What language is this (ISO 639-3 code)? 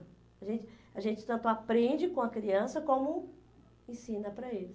por